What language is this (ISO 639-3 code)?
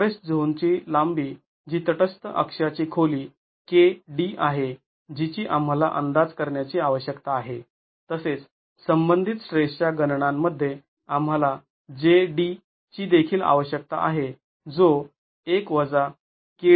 mar